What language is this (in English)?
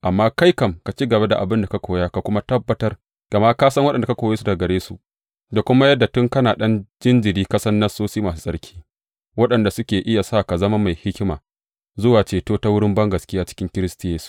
Hausa